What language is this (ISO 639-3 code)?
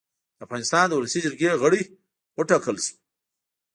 pus